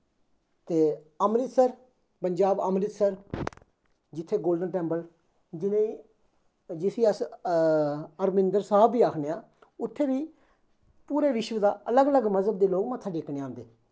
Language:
Dogri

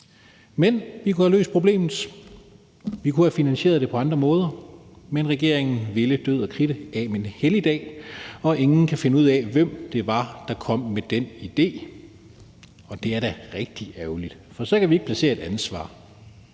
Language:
Danish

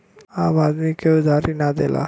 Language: Bhojpuri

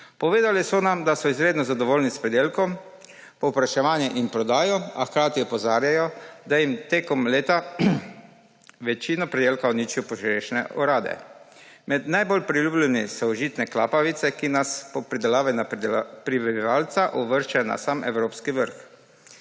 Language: Slovenian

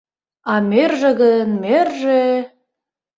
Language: Mari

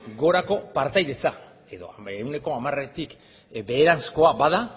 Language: Basque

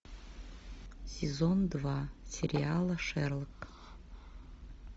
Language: Russian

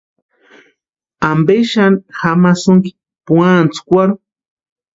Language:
Western Highland Purepecha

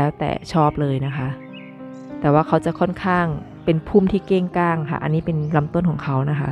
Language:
Thai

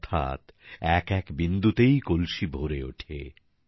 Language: Bangla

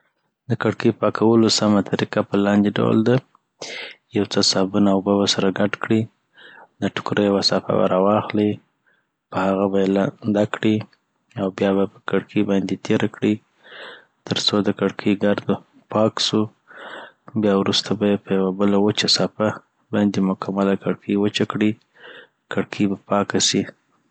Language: Southern Pashto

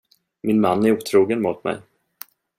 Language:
Swedish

